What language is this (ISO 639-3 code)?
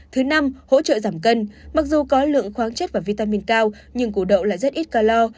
vie